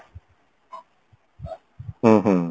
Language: Odia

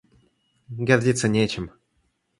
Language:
Russian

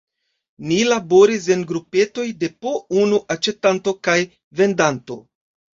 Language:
Esperanto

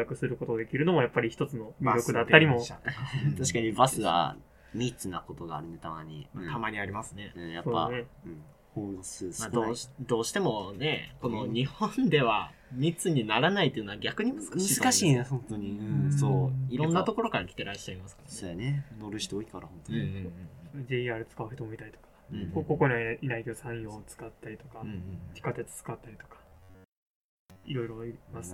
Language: Japanese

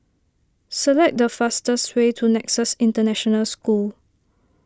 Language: English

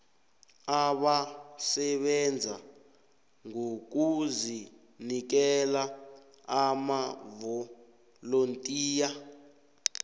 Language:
South Ndebele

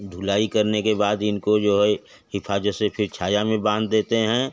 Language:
Hindi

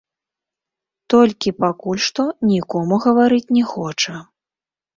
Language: Belarusian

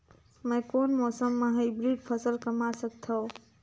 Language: Chhattisgarhi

